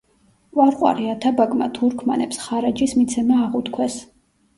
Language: Georgian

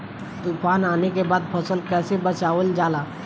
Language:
Bhojpuri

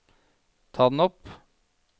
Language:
Norwegian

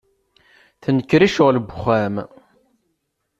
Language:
Kabyle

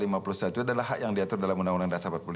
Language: Indonesian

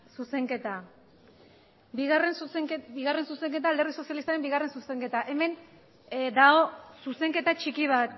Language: Basque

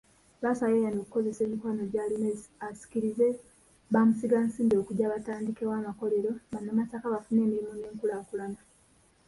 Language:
Ganda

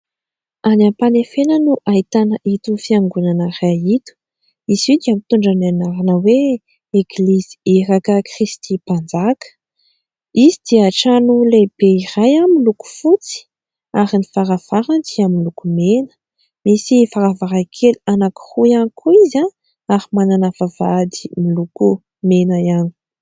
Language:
Malagasy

